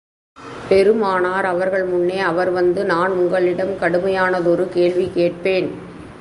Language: Tamil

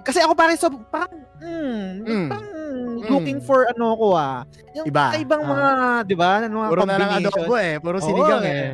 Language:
Filipino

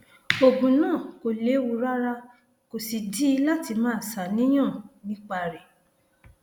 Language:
Yoruba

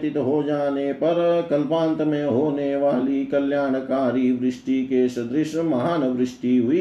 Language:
Hindi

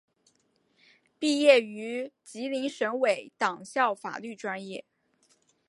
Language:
Chinese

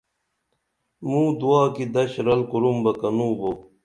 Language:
Dameli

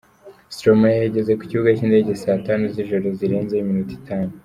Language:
Kinyarwanda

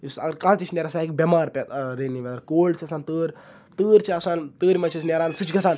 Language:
Kashmiri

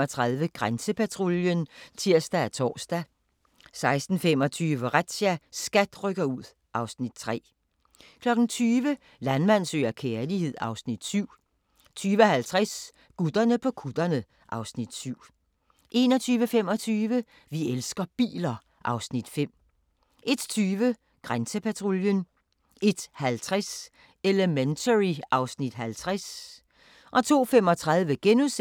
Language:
Danish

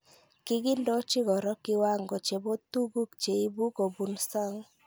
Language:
Kalenjin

